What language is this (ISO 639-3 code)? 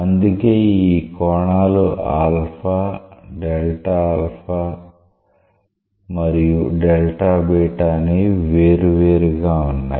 tel